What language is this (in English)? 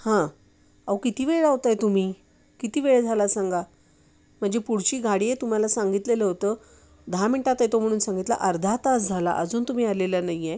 Marathi